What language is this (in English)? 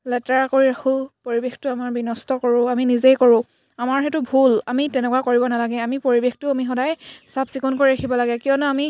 Assamese